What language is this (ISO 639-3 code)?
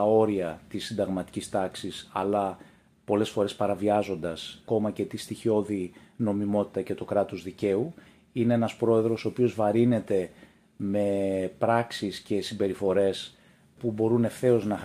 ell